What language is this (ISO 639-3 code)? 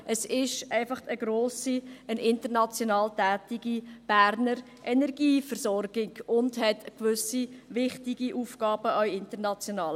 gsw